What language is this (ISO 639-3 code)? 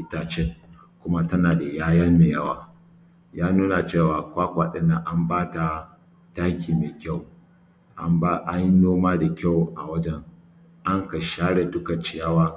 hau